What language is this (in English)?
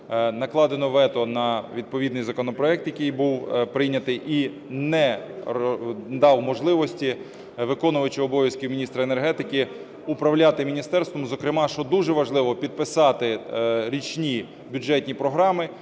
Ukrainian